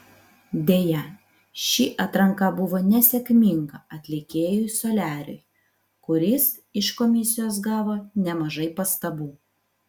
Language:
Lithuanian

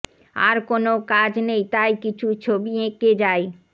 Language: Bangla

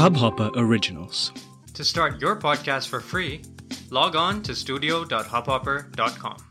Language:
Hindi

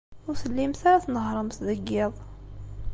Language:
Kabyle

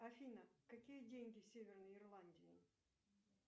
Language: Russian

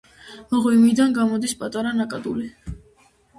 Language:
Georgian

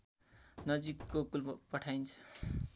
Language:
Nepali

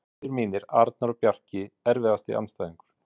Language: Icelandic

